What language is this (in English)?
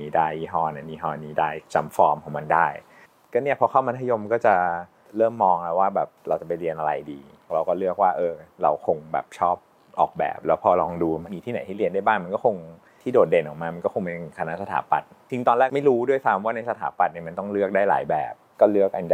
Thai